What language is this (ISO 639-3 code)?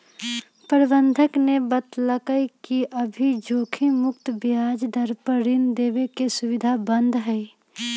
mag